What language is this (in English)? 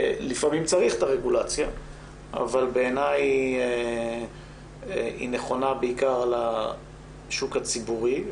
Hebrew